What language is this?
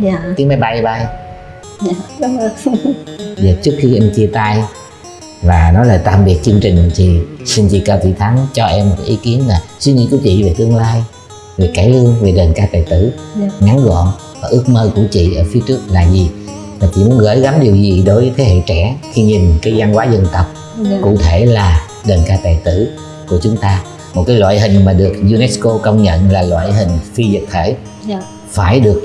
Vietnamese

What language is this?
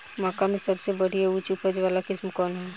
Bhojpuri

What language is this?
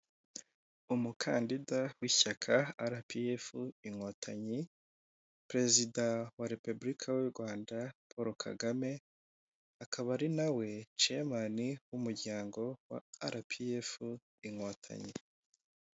Kinyarwanda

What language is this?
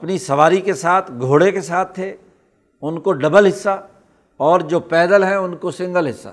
Urdu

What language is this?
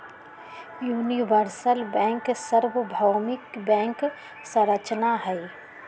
Magahi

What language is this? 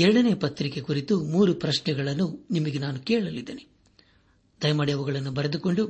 Kannada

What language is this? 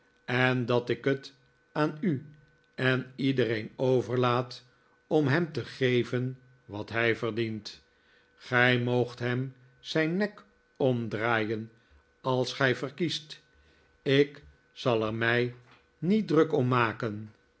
Dutch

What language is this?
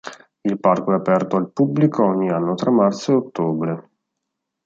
Italian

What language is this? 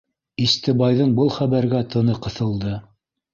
Bashkir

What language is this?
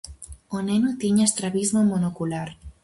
Galician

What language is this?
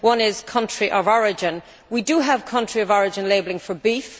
English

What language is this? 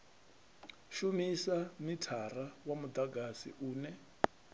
Venda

